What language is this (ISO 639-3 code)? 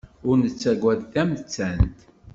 kab